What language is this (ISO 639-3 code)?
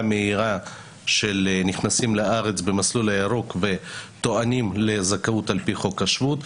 heb